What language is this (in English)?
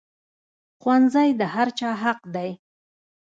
Pashto